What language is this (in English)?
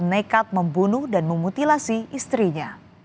Indonesian